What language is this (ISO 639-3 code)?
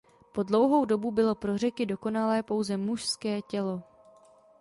ces